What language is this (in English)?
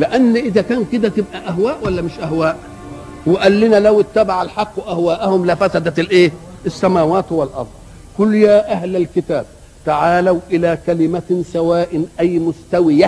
Arabic